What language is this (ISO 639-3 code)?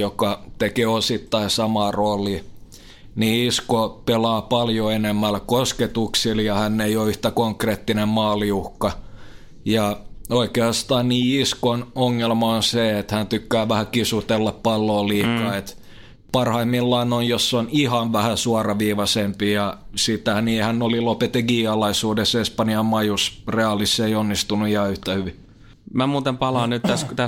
fin